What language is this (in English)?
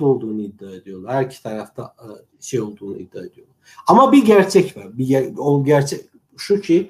Turkish